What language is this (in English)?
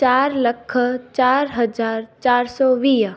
Sindhi